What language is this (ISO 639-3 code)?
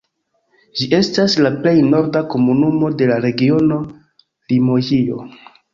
epo